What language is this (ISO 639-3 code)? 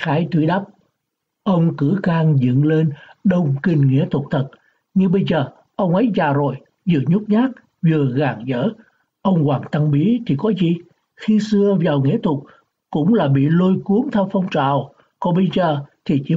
vie